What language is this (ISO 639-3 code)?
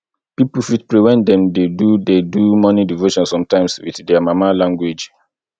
pcm